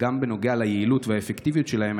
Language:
Hebrew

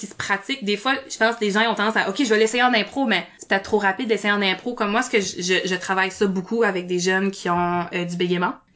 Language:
French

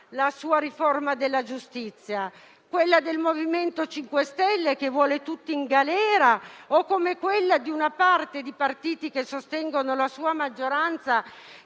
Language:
Italian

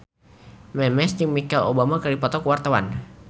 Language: Sundanese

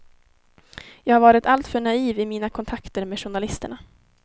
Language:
Swedish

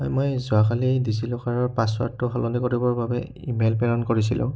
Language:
Assamese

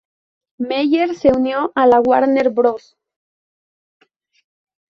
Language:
Spanish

